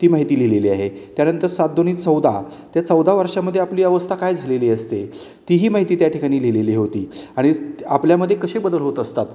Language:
Marathi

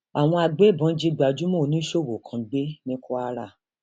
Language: Yoruba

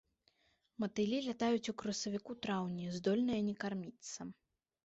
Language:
Belarusian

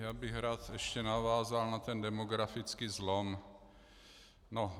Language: Czech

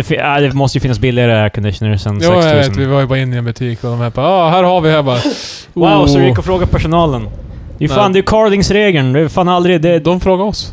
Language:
Swedish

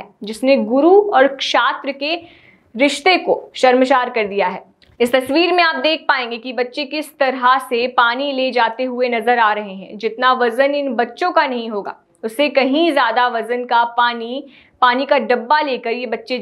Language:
Hindi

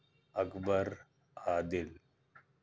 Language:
Urdu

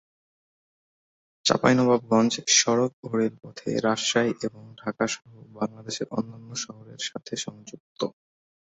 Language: Bangla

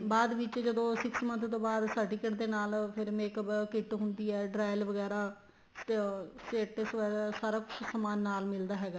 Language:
Punjabi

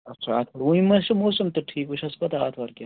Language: Kashmiri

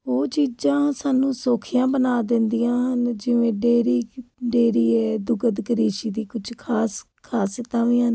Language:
Punjabi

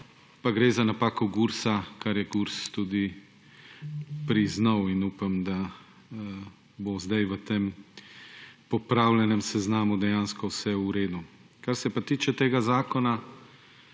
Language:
Slovenian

